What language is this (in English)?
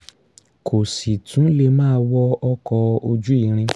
Yoruba